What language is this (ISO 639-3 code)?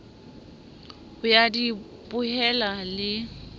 sot